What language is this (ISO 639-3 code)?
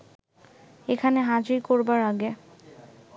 ben